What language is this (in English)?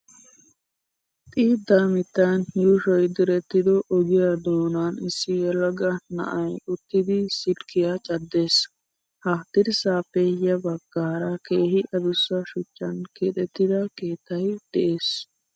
Wolaytta